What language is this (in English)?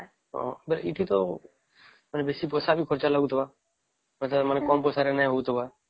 Odia